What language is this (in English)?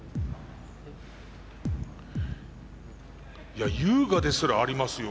Japanese